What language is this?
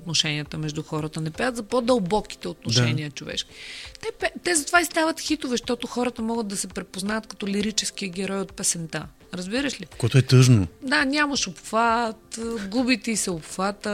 Bulgarian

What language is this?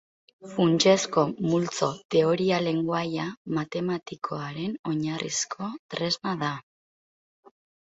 Basque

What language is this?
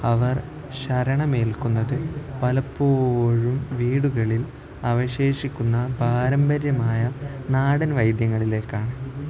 Malayalam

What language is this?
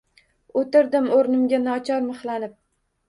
Uzbek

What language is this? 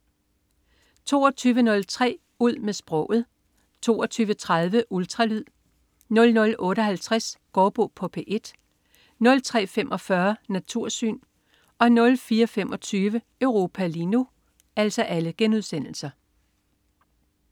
Danish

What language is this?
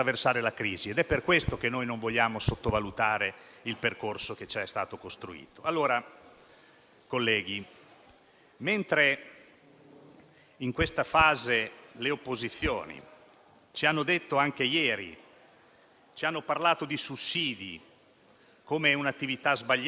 Italian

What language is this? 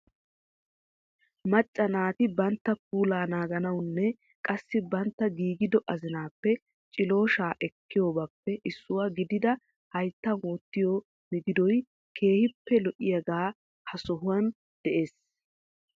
Wolaytta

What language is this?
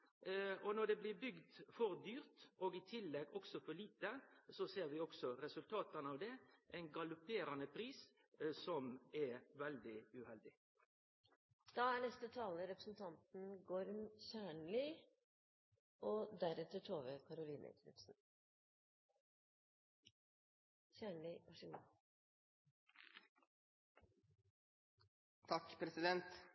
Norwegian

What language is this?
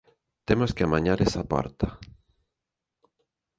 Galician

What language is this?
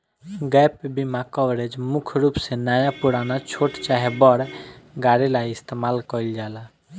Bhojpuri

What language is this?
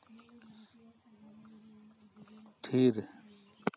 Santali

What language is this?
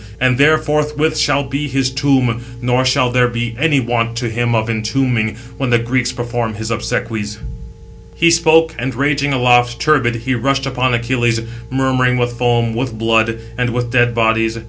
English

